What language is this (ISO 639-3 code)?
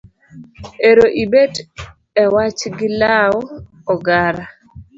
luo